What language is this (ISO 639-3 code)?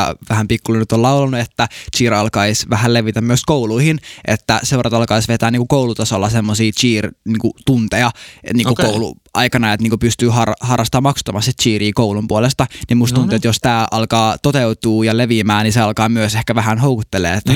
fin